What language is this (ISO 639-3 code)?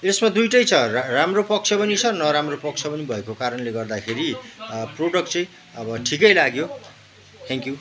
nep